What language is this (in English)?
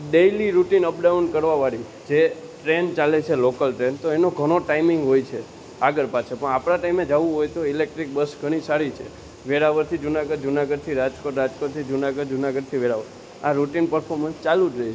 Gujarati